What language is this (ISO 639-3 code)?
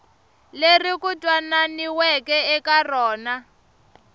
tso